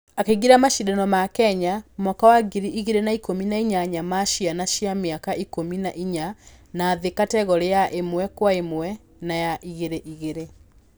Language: Kikuyu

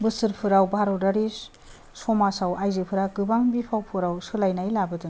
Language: Bodo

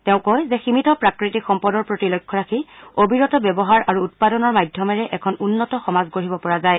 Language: Assamese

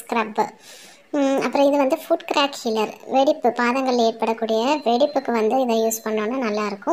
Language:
Polish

